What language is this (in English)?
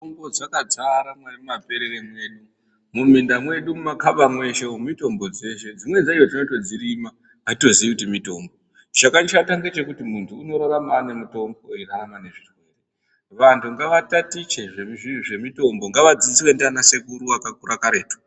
Ndau